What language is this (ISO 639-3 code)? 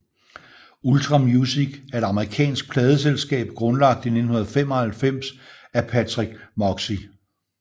dan